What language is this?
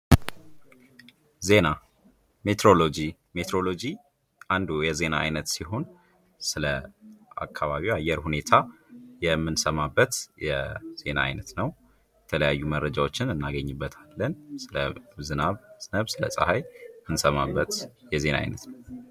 Amharic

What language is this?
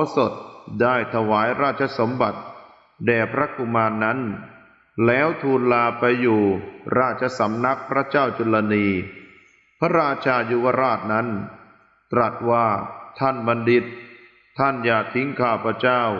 Thai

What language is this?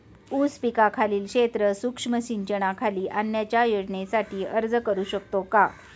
Marathi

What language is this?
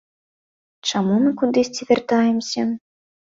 Belarusian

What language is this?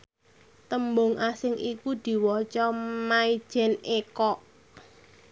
Javanese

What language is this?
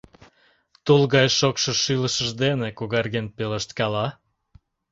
Mari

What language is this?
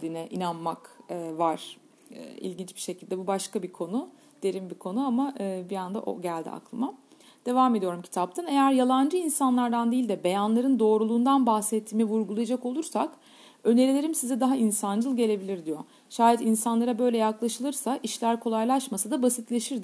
Turkish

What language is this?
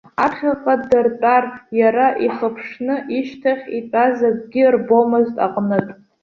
Abkhazian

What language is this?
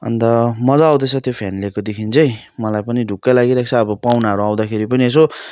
Nepali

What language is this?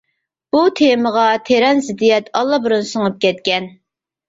Uyghur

